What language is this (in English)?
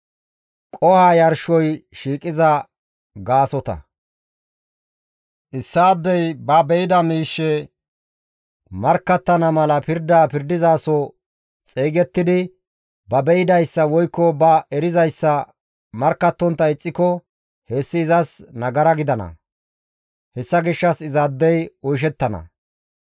Gamo